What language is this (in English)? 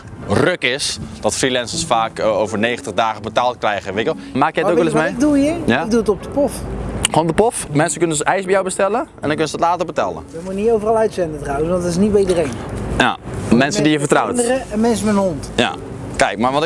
Dutch